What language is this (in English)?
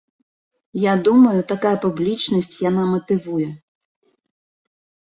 Belarusian